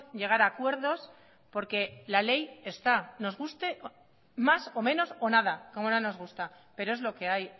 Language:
Spanish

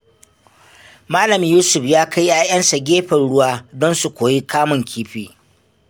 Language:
Hausa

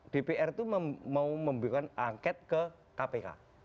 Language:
Indonesian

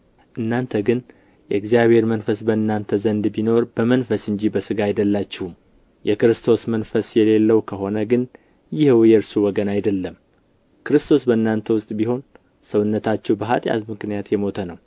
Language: Amharic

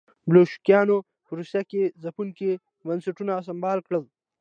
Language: Pashto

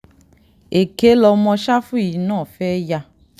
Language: Yoruba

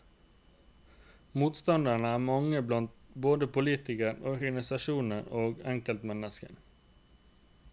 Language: Norwegian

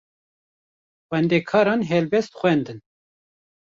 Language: Kurdish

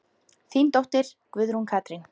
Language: Icelandic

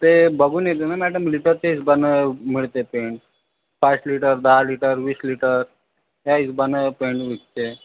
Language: Marathi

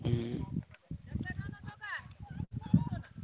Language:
Odia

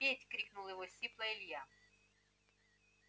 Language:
Russian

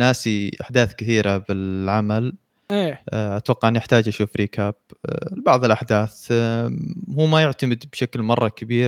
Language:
Arabic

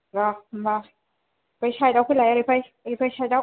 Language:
Bodo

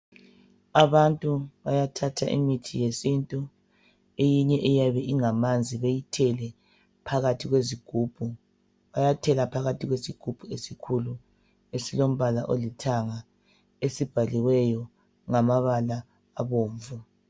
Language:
North Ndebele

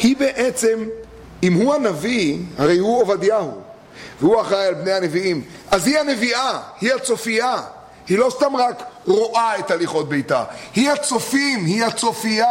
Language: Hebrew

